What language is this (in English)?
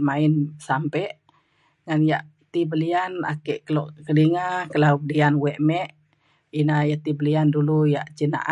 Mainstream Kenyah